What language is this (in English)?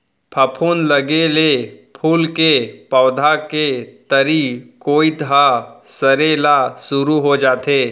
Chhattisgarhi